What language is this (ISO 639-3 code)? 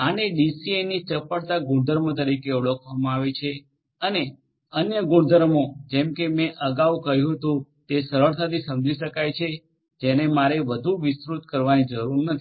guj